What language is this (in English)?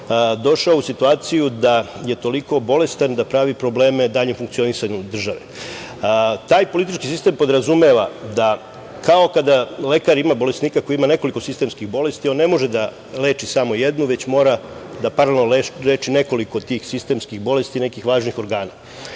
Serbian